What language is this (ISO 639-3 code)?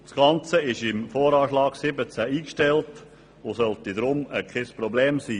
gsw